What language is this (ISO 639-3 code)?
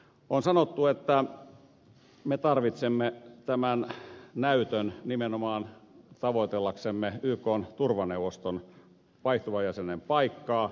fin